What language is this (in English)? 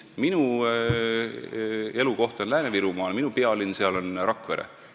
Estonian